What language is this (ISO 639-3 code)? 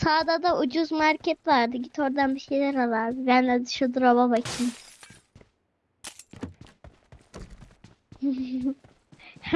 tur